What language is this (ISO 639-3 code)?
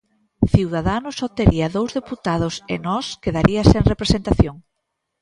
glg